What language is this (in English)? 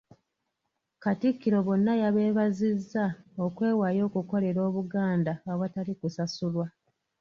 Ganda